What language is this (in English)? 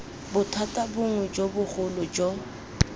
Tswana